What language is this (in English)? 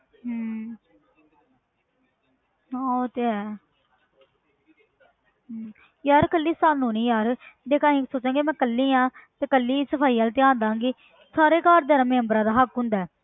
Punjabi